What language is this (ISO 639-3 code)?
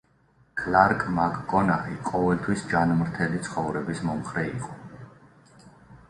kat